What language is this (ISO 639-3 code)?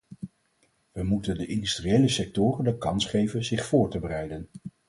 nld